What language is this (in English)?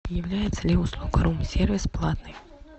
Russian